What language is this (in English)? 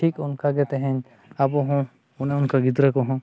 Santali